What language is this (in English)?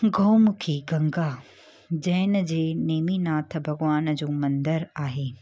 Sindhi